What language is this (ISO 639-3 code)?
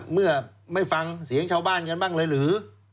tha